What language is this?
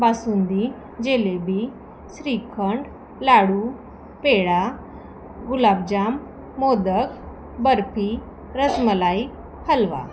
Marathi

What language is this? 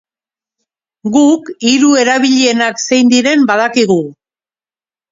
Basque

